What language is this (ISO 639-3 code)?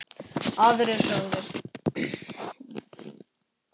isl